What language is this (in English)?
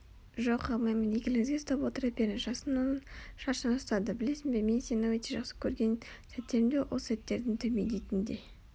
Kazakh